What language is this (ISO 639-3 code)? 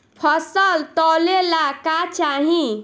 bho